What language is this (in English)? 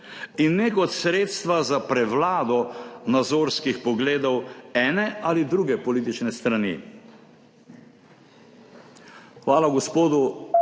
Slovenian